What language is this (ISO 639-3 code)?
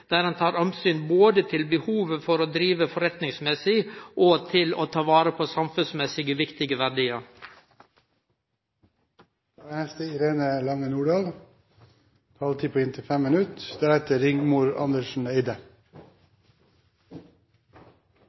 nno